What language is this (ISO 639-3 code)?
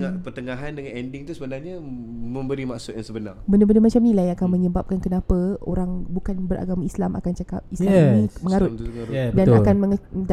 msa